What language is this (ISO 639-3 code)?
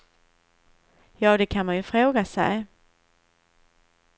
swe